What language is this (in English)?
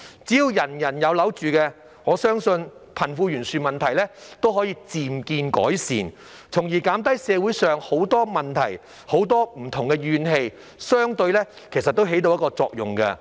Cantonese